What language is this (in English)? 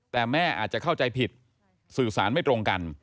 Thai